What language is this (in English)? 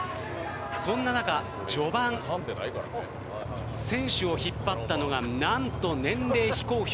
Japanese